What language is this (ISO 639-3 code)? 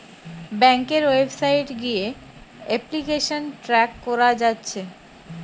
ben